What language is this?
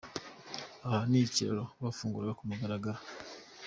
Kinyarwanda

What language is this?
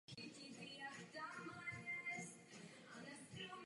Czech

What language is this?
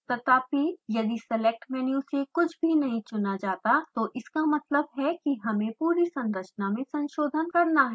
Hindi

